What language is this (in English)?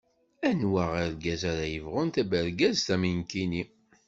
Kabyle